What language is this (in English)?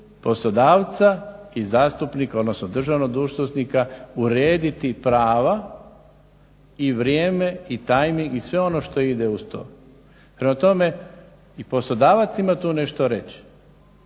Croatian